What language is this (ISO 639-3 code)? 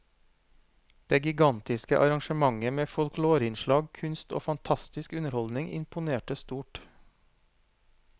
nor